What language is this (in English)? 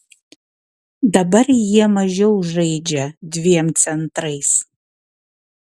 Lithuanian